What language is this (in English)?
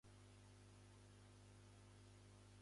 Japanese